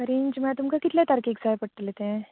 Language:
Konkani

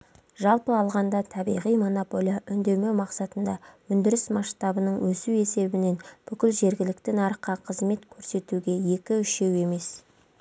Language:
Kazakh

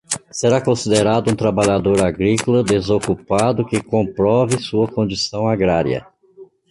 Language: Portuguese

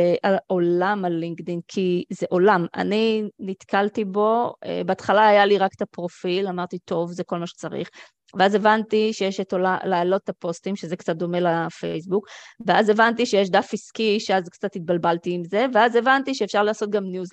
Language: Hebrew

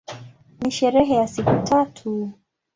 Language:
Swahili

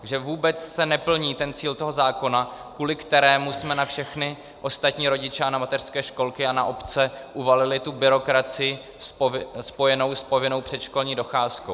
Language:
Czech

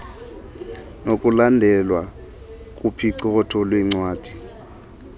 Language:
Xhosa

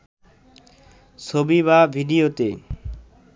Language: Bangla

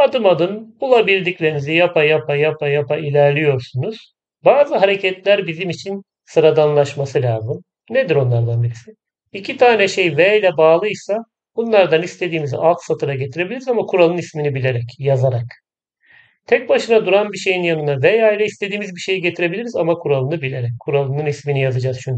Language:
Turkish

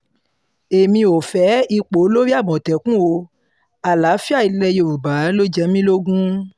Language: Yoruba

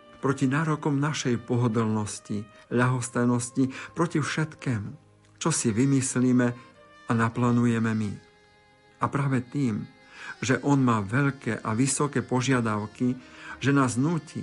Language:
Slovak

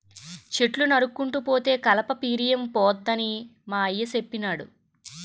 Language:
Telugu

